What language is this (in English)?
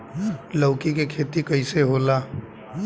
Bhojpuri